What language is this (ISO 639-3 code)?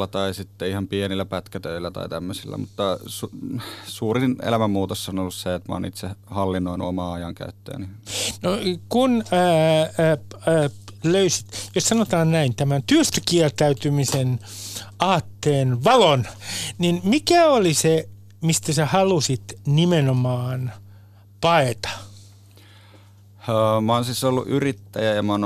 fin